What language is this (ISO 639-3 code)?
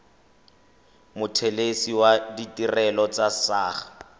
tsn